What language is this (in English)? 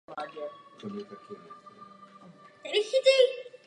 Czech